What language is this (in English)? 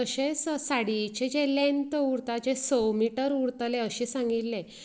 Konkani